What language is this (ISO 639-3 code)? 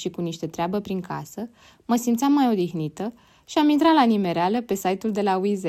ron